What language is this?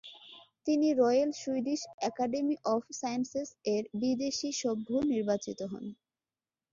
Bangla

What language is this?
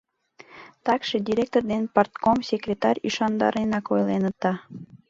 Mari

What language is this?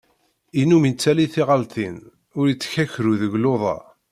Kabyle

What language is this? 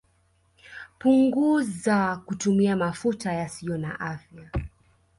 Swahili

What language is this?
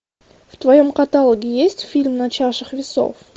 Russian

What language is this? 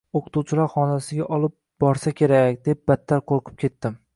Uzbek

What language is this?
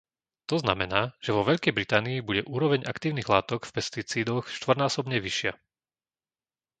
Slovak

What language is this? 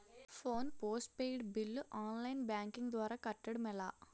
Telugu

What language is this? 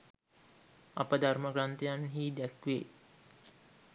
Sinhala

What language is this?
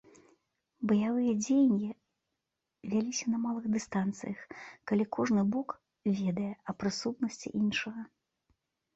Belarusian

